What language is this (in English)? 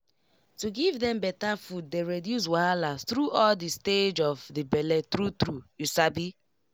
Nigerian Pidgin